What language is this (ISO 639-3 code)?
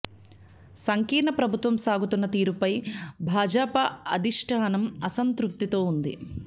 tel